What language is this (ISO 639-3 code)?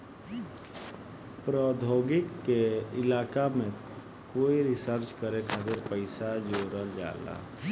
bho